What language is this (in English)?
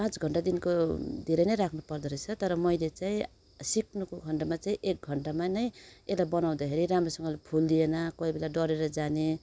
Nepali